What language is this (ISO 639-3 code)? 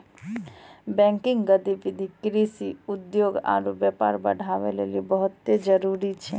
mai